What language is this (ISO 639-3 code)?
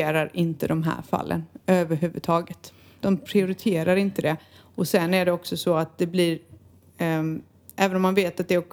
swe